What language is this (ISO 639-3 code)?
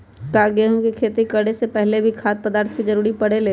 mag